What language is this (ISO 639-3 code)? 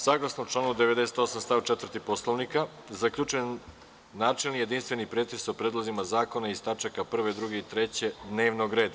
srp